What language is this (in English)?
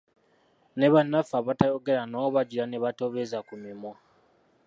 Ganda